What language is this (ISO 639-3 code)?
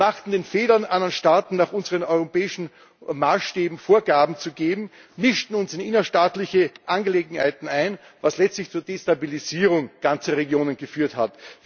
deu